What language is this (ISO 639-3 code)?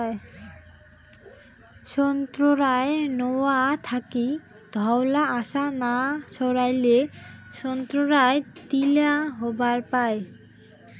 ben